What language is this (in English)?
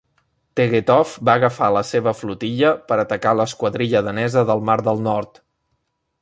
Catalan